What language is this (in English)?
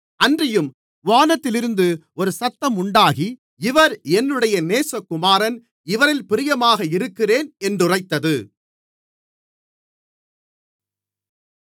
Tamil